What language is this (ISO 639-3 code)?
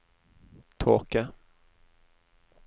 nor